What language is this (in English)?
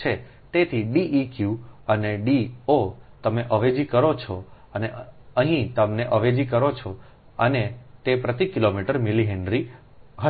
Gujarati